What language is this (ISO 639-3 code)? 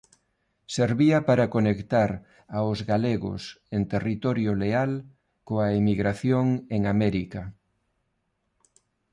glg